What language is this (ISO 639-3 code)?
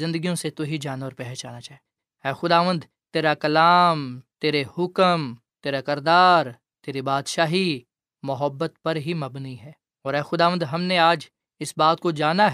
urd